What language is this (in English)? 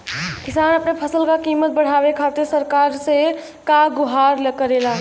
Bhojpuri